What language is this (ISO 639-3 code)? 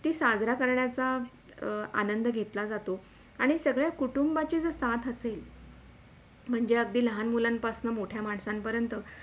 mar